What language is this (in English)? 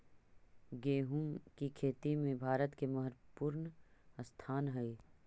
Magahi